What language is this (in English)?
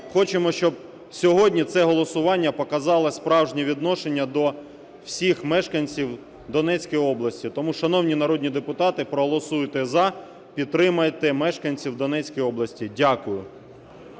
Ukrainian